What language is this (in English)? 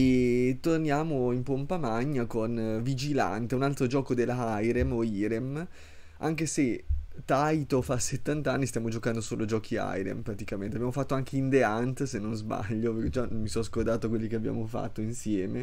Italian